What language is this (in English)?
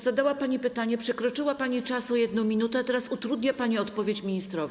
Polish